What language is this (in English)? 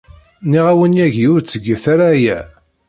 Kabyle